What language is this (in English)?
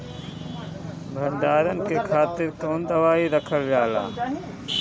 Bhojpuri